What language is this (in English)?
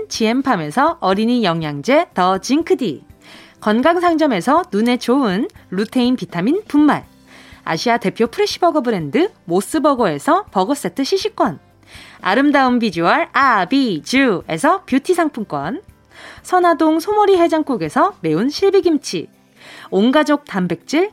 Korean